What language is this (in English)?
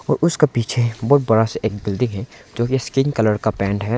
Hindi